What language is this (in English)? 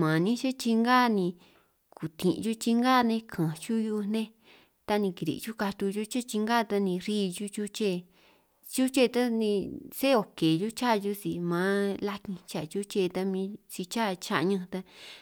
San Martín Itunyoso Triqui